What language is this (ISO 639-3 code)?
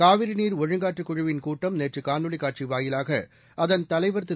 tam